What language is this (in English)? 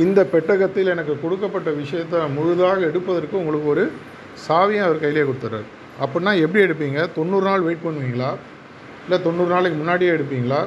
Tamil